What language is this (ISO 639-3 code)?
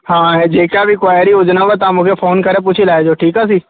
snd